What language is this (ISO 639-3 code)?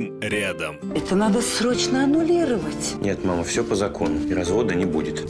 rus